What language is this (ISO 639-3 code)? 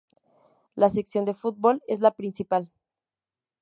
spa